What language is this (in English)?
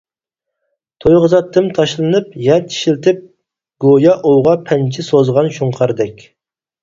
Uyghur